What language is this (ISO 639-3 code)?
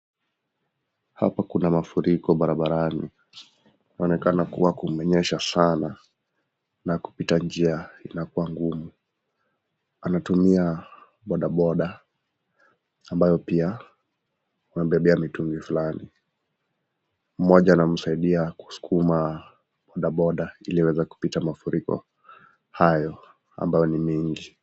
swa